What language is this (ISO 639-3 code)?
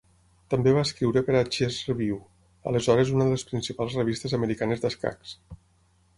cat